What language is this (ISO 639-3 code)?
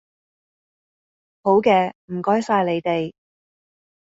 yue